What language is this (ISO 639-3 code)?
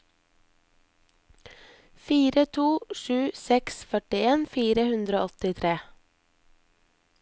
nor